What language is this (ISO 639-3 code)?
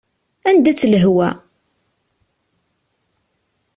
kab